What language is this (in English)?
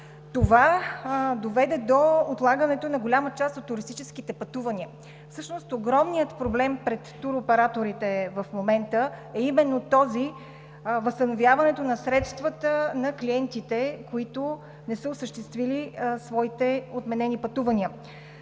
Bulgarian